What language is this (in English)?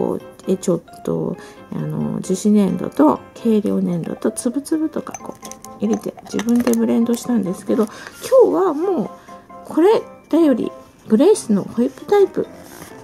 Japanese